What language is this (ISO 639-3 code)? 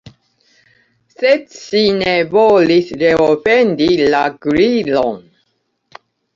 epo